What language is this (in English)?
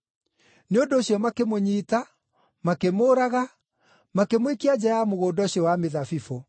Kikuyu